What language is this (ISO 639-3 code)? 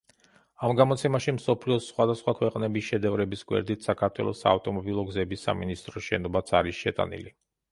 kat